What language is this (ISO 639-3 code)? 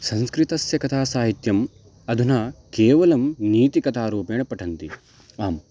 san